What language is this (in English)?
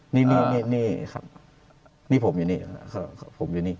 Thai